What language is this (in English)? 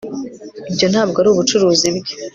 Kinyarwanda